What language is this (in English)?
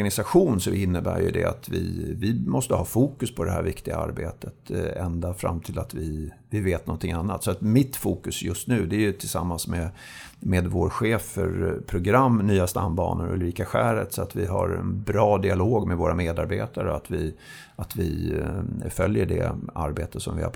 Swedish